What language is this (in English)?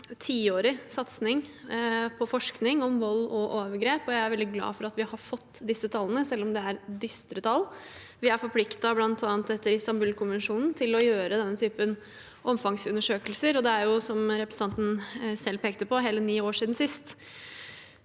Norwegian